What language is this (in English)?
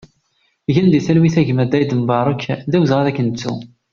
Kabyle